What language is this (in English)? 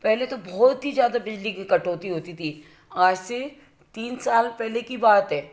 Hindi